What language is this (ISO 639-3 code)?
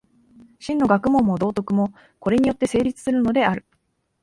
jpn